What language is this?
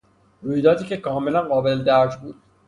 Persian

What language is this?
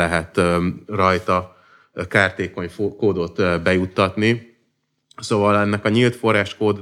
Hungarian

